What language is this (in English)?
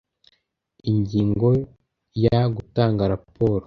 Kinyarwanda